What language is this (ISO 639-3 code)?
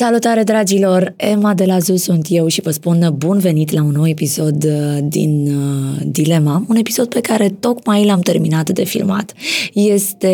ron